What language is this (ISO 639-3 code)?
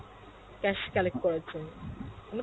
ben